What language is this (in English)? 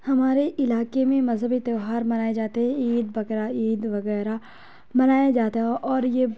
Urdu